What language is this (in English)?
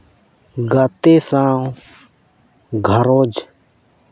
Santali